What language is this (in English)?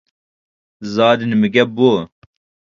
Uyghur